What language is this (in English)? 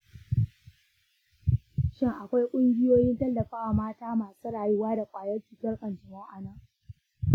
Hausa